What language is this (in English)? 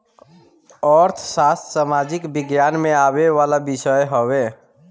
Bhojpuri